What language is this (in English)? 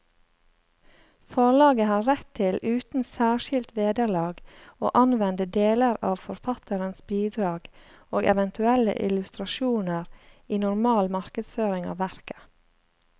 Norwegian